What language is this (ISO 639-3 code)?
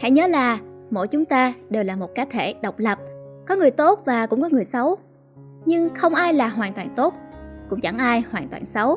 vie